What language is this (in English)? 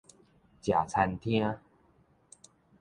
Min Nan Chinese